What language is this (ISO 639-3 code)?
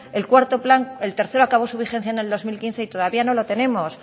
spa